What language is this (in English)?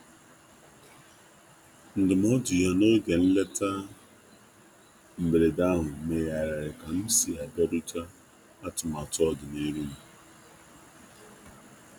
Igbo